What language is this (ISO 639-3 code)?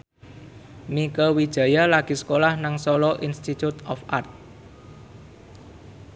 jav